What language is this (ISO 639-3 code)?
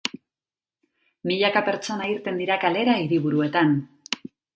eus